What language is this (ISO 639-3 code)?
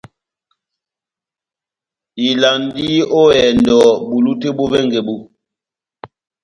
bnm